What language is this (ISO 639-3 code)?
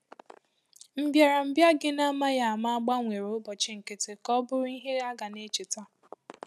ibo